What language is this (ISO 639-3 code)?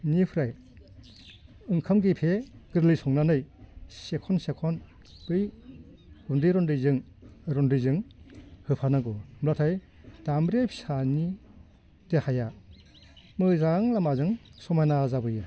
brx